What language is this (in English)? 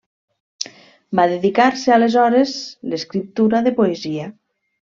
Catalan